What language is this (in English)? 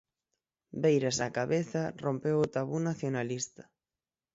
Galician